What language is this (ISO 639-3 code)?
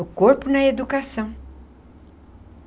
por